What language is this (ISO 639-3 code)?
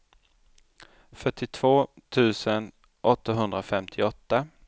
swe